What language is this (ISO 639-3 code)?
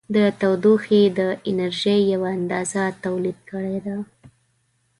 pus